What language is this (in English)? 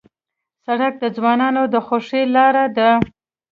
Pashto